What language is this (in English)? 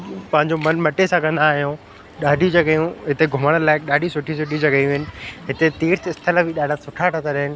Sindhi